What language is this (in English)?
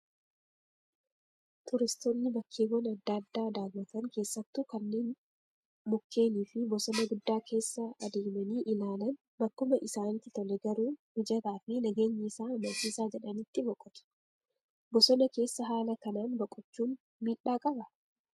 Oromo